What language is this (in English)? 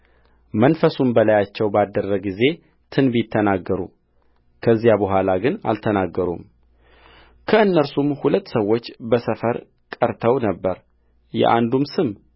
Amharic